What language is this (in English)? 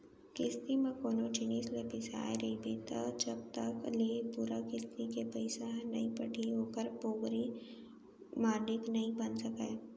Chhattisgarhi